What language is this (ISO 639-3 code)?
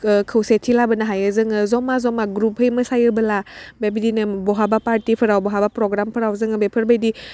brx